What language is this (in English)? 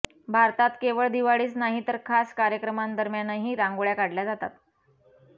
Marathi